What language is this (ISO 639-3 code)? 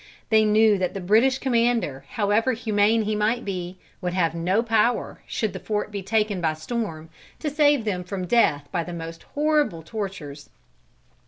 eng